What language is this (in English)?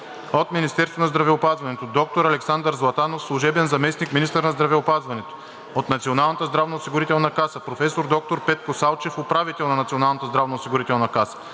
Bulgarian